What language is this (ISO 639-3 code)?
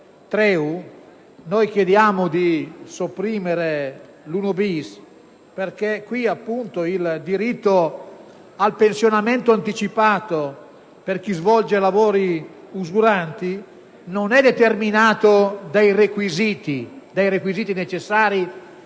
ita